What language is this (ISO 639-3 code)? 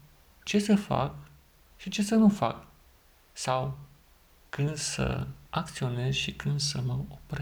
ron